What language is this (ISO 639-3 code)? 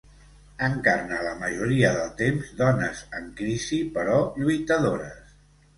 cat